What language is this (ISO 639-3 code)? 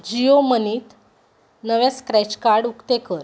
kok